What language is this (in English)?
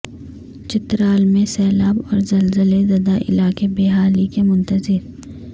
Urdu